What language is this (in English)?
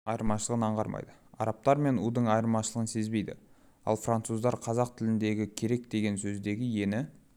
Kazakh